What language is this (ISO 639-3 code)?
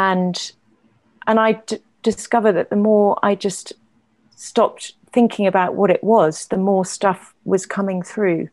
eng